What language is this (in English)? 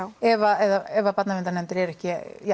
Icelandic